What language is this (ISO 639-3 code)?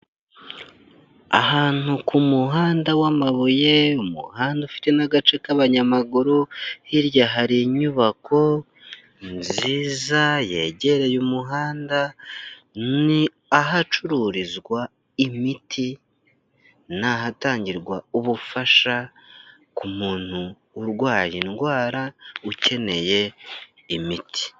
kin